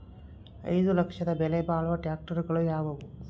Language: Kannada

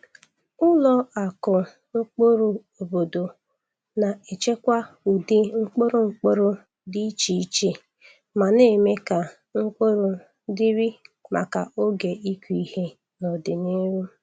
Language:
Igbo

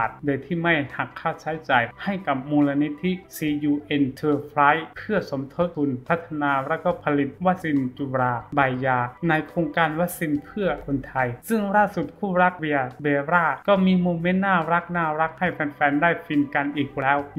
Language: Thai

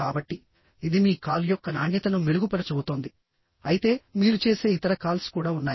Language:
Telugu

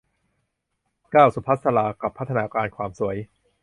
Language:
Thai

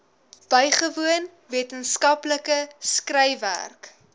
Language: Afrikaans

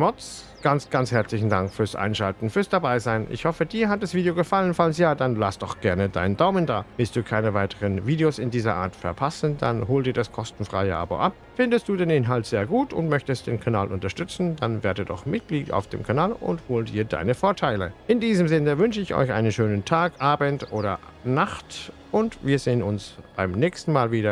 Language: German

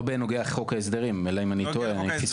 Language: Hebrew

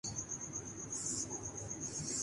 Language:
Urdu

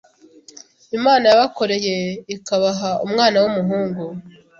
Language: Kinyarwanda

